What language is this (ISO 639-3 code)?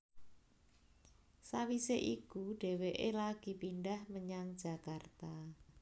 jav